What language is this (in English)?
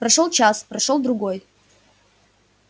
Russian